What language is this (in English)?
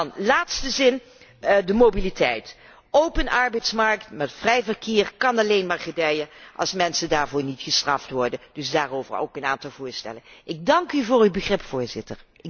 Dutch